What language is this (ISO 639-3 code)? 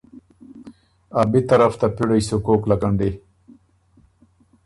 oru